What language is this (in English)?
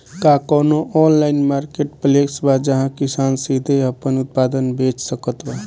Bhojpuri